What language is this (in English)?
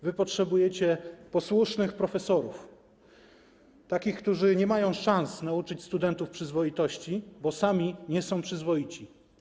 Polish